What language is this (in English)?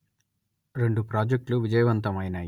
Telugu